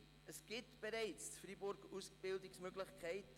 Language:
Swiss German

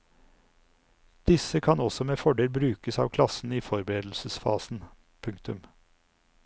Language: Norwegian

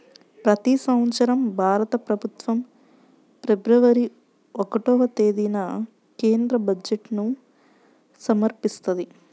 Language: Telugu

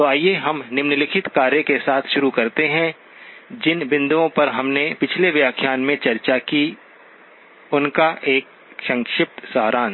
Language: Hindi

